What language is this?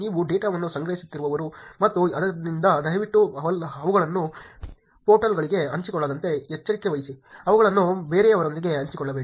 Kannada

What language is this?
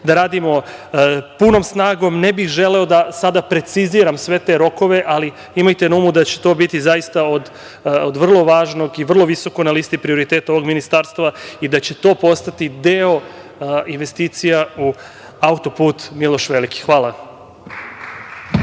Serbian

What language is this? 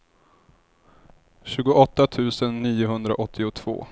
Swedish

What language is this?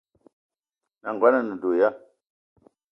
Eton (Cameroon)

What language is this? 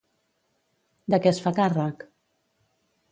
Catalan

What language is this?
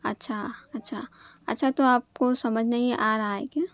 Urdu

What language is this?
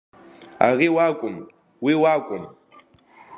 Abkhazian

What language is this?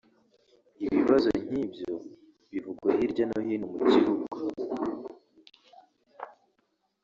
Kinyarwanda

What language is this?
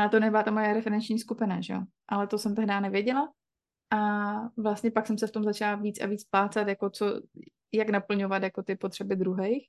Czech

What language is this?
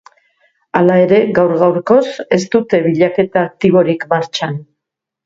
Basque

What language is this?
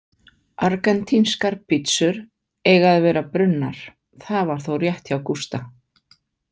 Icelandic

